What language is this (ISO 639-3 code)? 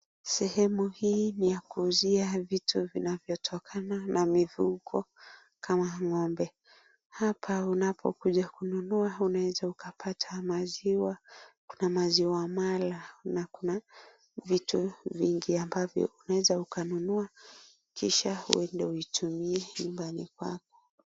swa